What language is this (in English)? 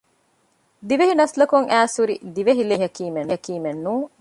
Divehi